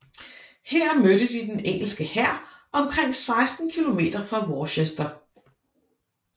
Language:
Danish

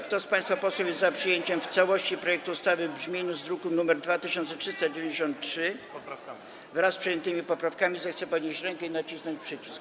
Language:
Polish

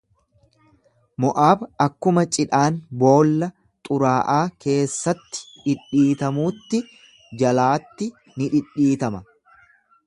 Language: Oromo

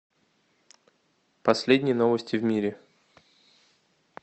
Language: Russian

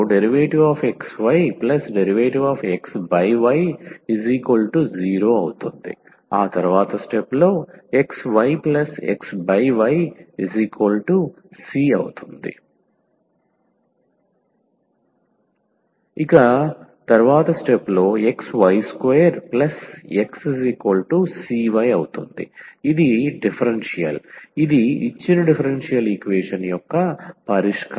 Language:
Telugu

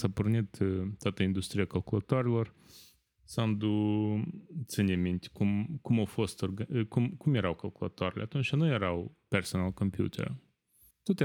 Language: Romanian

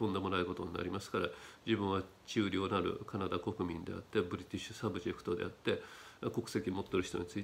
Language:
Japanese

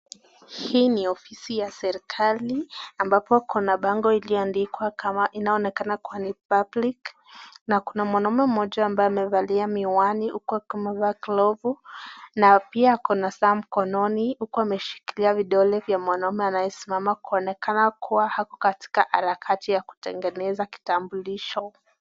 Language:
Swahili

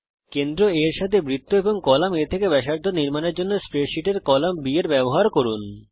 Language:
Bangla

